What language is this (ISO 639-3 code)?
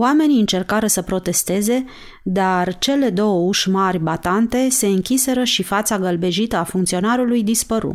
ron